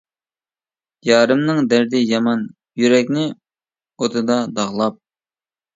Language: Uyghur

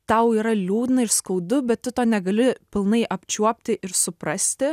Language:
Lithuanian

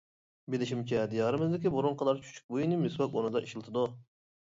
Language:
Uyghur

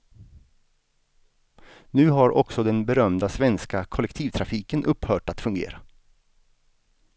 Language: Swedish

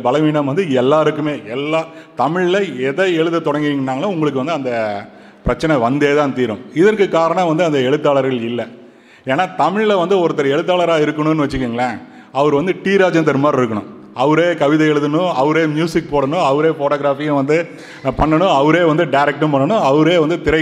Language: Tamil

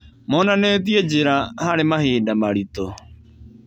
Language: Kikuyu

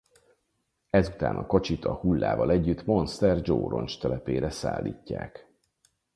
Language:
Hungarian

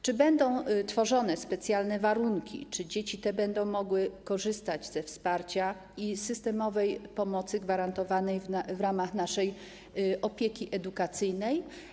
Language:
Polish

